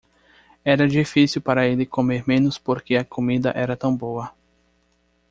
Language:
Portuguese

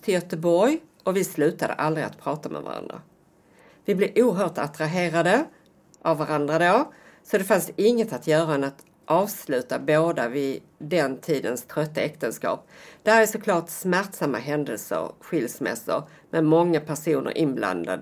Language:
Swedish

